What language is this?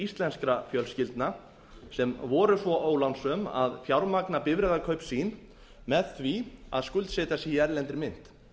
Icelandic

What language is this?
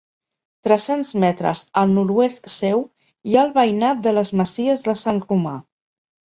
Catalan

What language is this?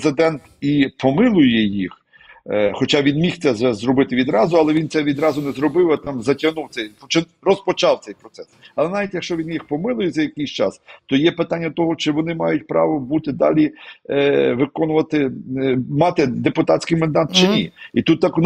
Ukrainian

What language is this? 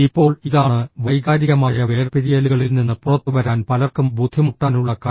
Malayalam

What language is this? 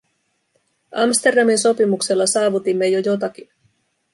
Finnish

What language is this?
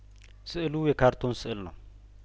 Amharic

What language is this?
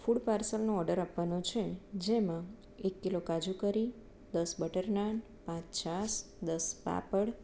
Gujarati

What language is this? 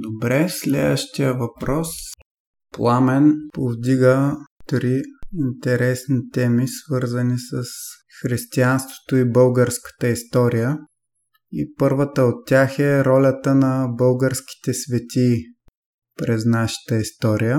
Bulgarian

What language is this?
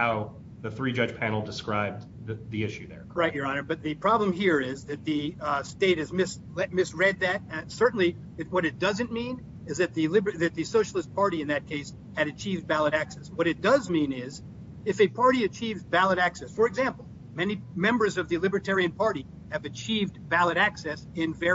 English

